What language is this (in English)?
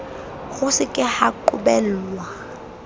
Southern Sotho